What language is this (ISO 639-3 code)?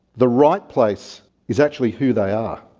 eng